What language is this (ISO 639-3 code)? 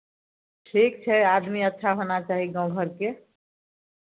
mai